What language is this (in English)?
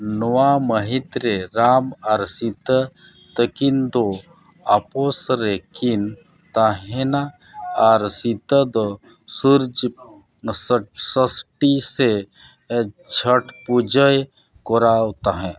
Santali